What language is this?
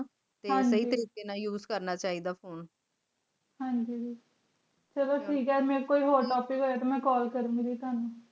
Punjabi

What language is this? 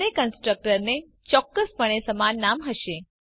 Gujarati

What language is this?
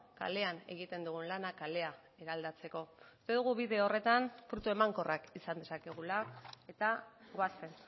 Basque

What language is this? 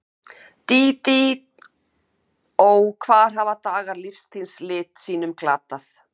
Icelandic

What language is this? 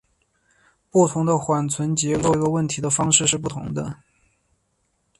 Chinese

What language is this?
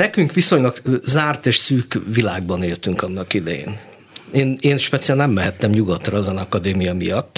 Hungarian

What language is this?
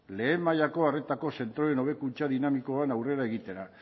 Basque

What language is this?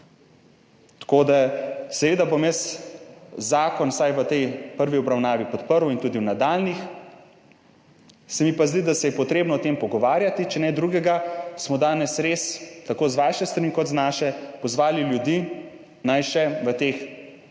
Slovenian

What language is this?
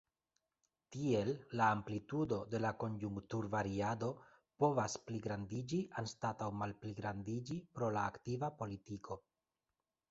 Esperanto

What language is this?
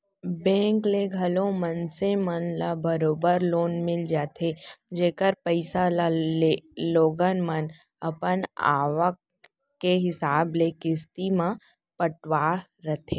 Chhattisgarhi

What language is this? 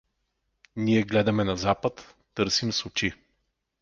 Bulgarian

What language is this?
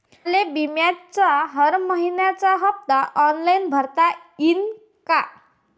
Marathi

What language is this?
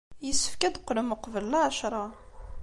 Kabyle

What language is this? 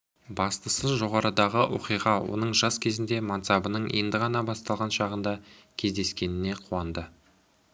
Kazakh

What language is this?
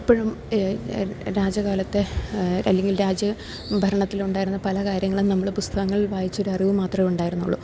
Malayalam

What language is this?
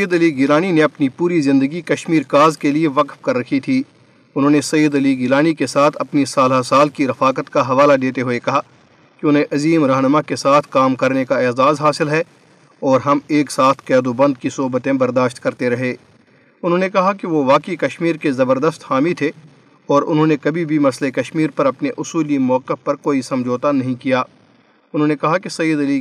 Urdu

